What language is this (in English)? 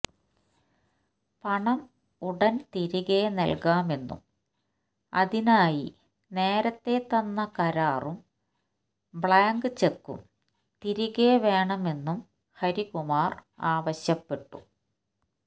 Malayalam